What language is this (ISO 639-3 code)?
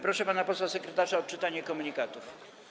pol